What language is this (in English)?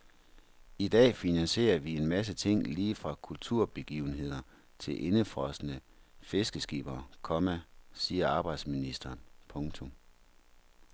Danish